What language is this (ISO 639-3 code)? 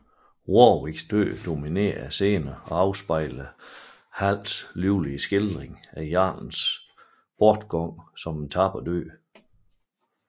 dan